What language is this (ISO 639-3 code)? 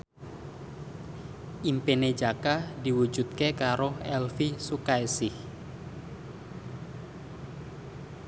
jav